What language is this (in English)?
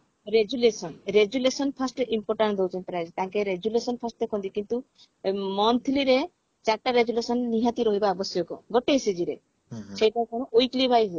Odia